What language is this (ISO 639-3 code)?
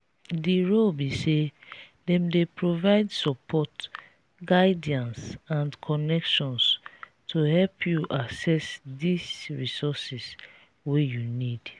pcm